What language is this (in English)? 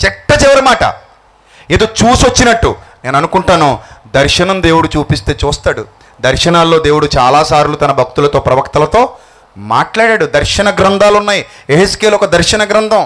Telugu